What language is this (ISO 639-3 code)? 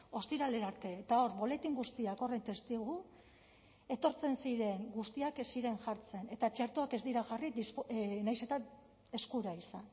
eus